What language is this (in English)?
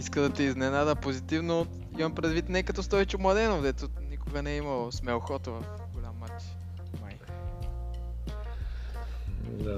Bulgarian